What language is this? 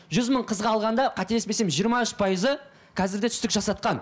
Kazakh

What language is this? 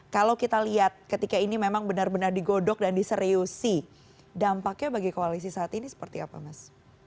Indonesian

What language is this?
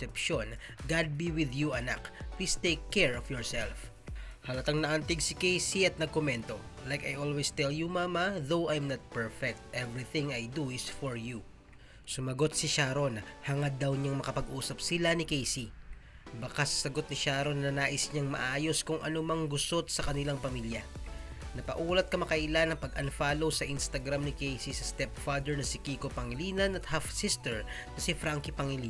Filipino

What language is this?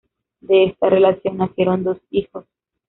Spanish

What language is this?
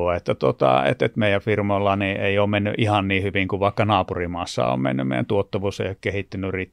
Finnish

